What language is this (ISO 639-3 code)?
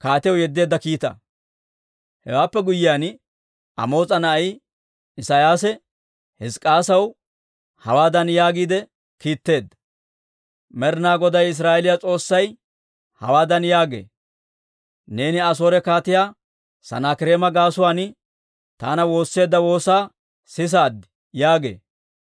dwr